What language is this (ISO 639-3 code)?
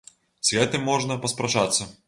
bel